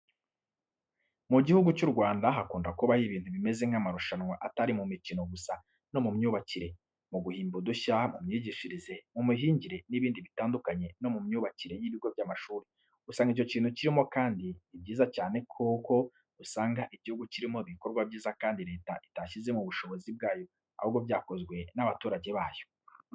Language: Kinyarwanda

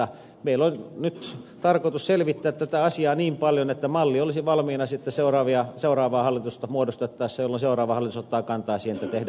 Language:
Finnish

